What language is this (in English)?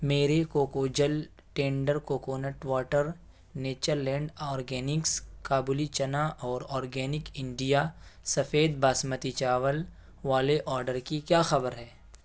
Urdu